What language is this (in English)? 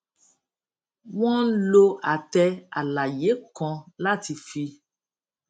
Yoruba